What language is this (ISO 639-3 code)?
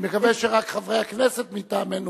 heb